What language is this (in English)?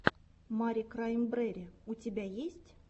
Russian